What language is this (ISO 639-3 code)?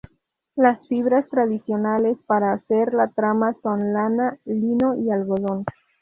spa